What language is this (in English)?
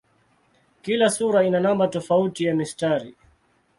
Swahili